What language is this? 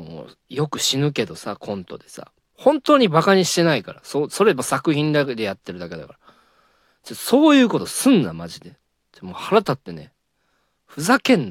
Japanese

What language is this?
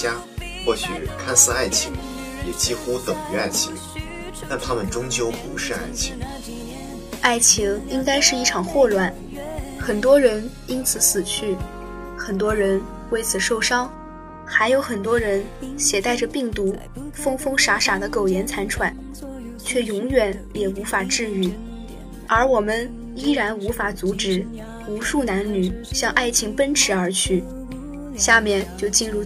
Chinese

